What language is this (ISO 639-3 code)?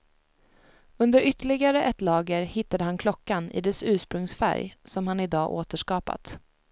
swe